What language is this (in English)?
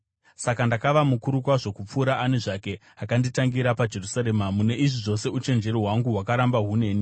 Shona